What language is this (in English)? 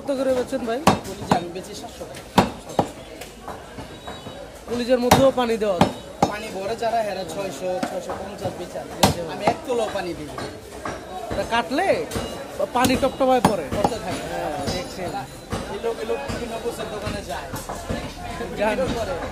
Arabic